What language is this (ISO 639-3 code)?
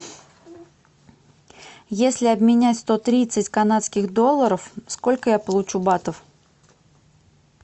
rus